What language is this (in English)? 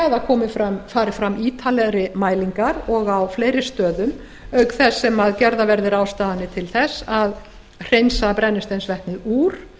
Icelandic